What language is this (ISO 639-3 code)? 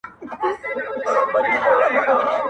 pus